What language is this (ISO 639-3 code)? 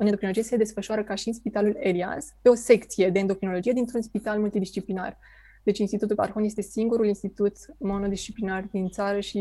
ron